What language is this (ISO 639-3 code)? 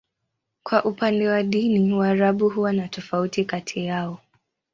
swa